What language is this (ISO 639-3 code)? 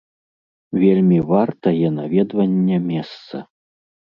bel